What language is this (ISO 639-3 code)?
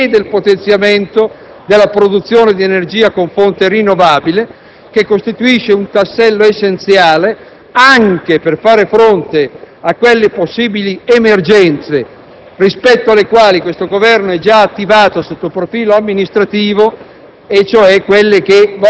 ita